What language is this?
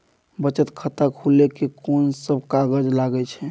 Maithili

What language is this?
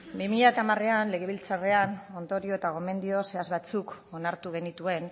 Basque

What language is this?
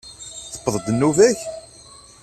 Kabyle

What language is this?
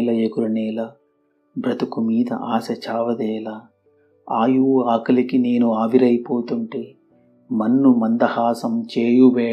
Telugu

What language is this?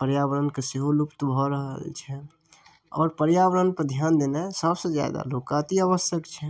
Maithili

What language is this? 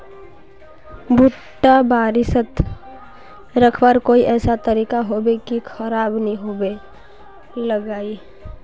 Magahi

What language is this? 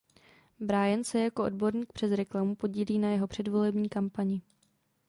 Czech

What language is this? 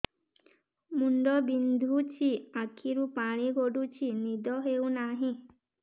Odia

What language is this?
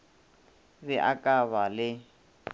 Northern Sotho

